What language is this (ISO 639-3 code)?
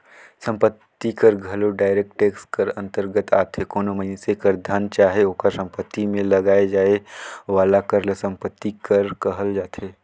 hne